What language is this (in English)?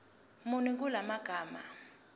Zulu